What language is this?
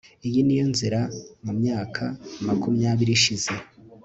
Kinyarwanda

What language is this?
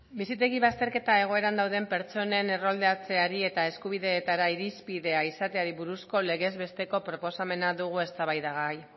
Basque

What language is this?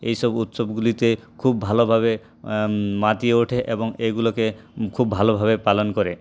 Bangla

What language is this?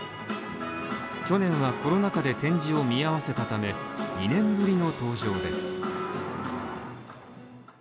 Japanese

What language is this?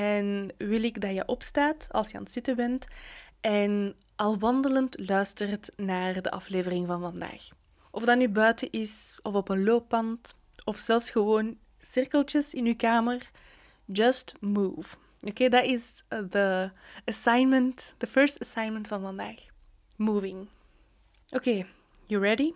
Dutch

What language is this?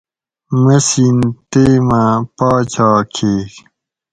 Gawri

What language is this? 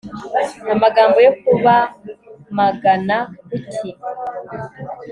Kinyarwanda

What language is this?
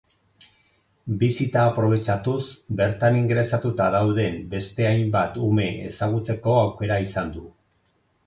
Basque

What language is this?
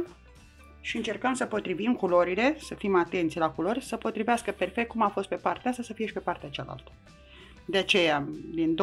Romanian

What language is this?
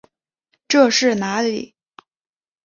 Chinese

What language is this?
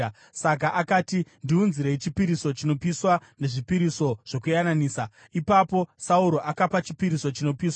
Shona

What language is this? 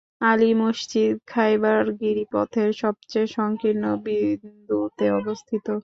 Bangla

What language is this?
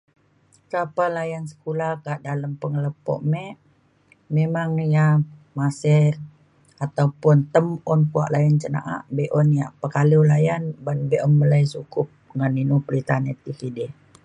Mainstream Kenyah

